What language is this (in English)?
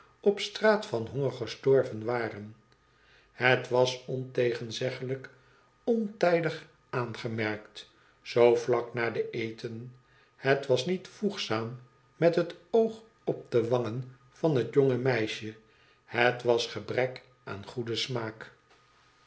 Dutch